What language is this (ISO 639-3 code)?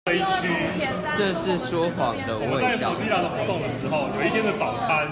zho